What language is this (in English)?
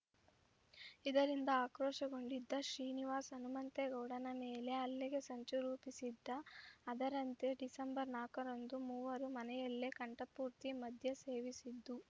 Kannada